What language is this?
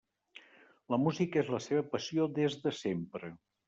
Catalan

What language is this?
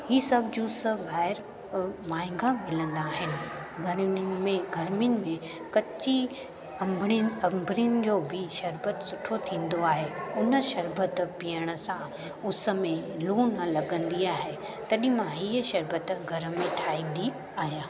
Sindhi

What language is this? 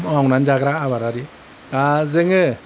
Bodo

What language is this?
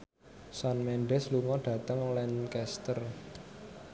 Javanese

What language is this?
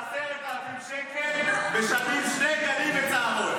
Hebrew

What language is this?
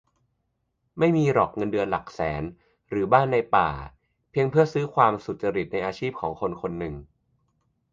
Thai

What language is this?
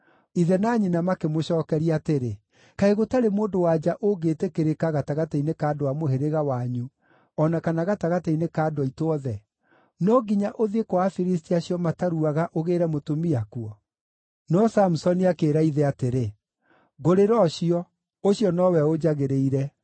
Kikuyu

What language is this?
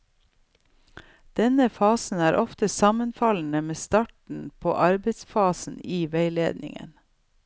Norwegian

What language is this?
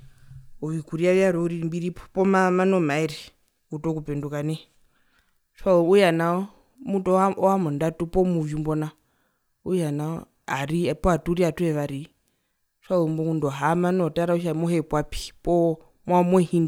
Herero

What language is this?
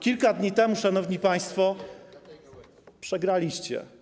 Polish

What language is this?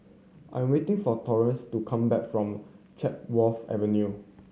English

